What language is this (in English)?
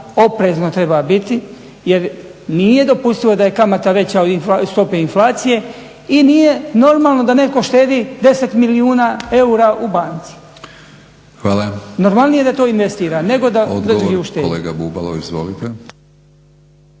Croatian